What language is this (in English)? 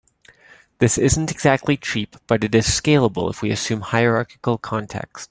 English